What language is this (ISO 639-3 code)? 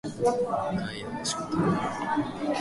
jpn